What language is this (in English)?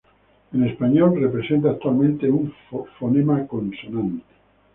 Spanish